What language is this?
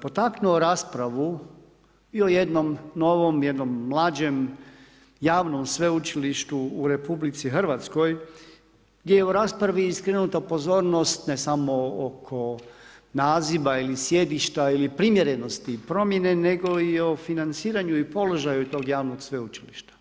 Croatian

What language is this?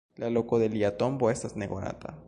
Esperanto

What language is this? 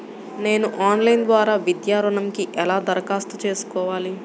Telugu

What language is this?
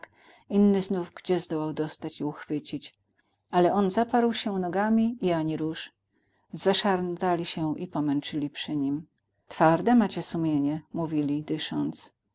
Polish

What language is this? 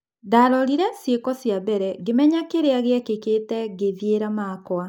Kikuyu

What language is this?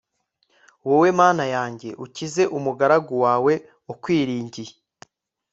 Kinyarwanda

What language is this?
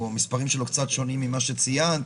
Hebrew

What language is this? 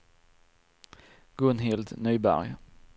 Swedish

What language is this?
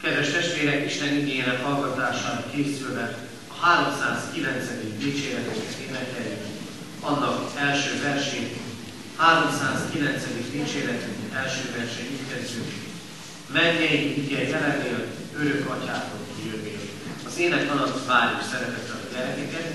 Hungarian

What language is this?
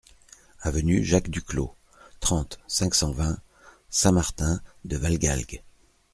French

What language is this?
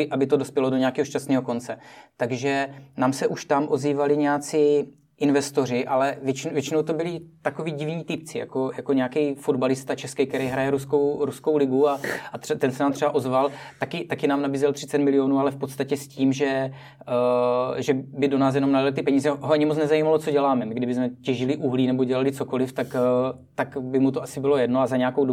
Czech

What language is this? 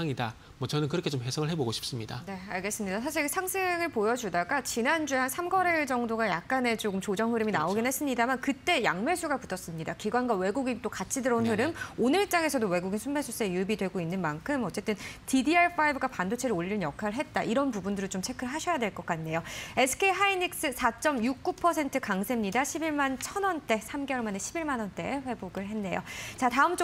Korean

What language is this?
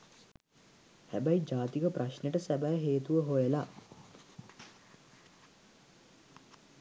Sinhala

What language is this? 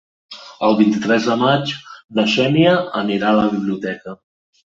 Catalan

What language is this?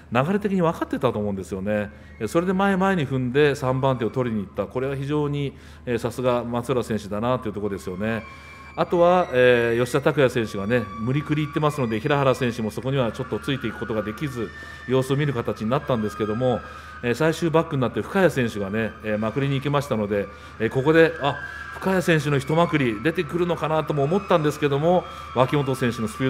Japanese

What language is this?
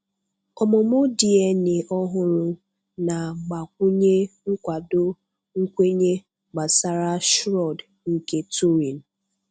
Igbo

